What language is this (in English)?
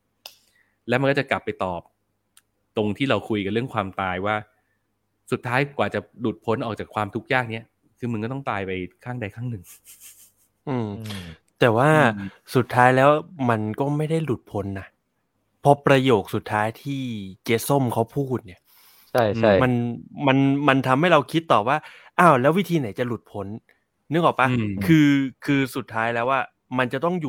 Thai